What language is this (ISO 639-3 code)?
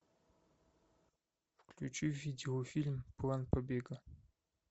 rus